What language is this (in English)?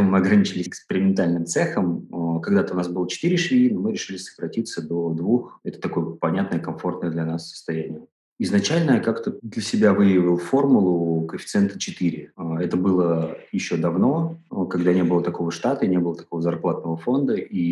Russian